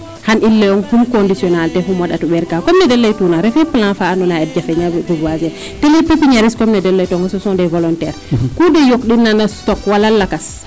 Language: Serer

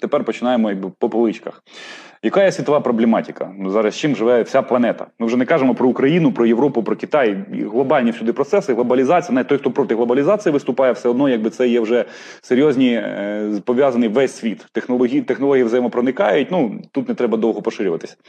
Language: Ukrainian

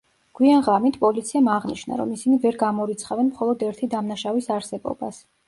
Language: Georgian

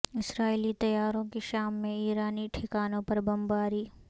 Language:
Urdu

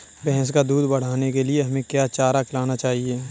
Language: Hindi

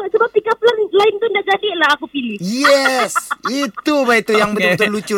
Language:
Malay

